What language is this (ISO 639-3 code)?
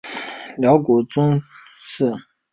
zho